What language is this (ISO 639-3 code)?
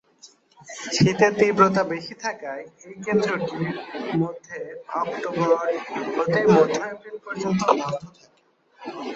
ben